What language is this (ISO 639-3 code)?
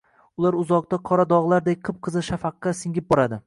uzb